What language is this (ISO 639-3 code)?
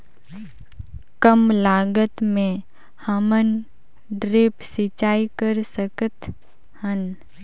hne